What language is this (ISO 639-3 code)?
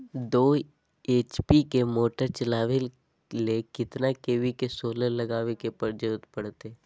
mag